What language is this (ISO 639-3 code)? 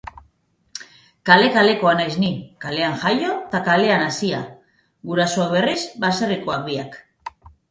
eus